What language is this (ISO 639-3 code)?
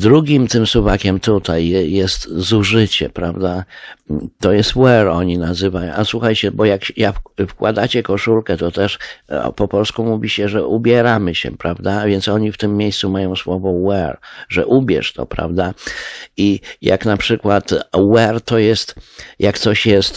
pol